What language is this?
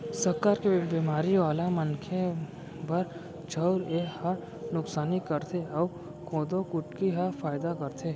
Chhattisgarhi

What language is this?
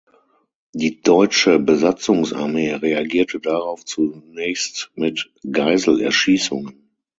German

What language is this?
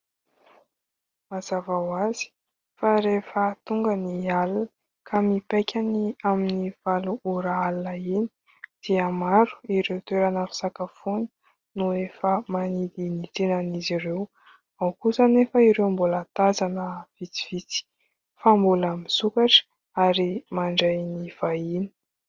Malagasy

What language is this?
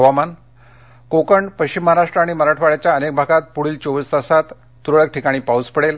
Marathi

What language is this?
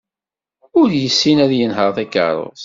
Kabyle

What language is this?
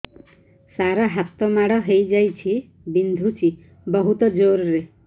Odia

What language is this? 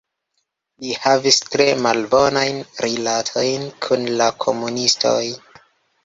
Esperanto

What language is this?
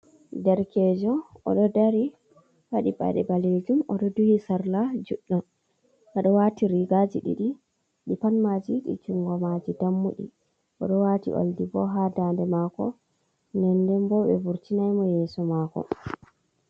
Fula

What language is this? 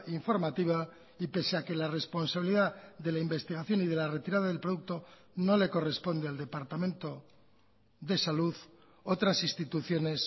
Spanish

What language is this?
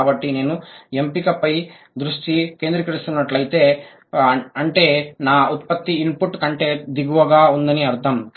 Telugu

